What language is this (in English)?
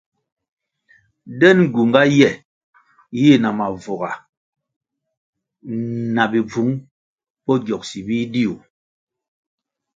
Kwasio